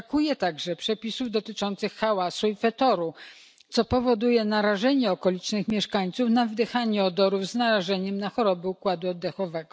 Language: Polish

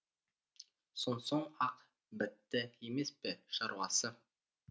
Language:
Kazakh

